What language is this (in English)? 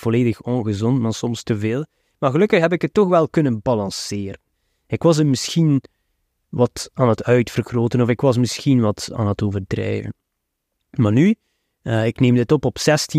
Dutch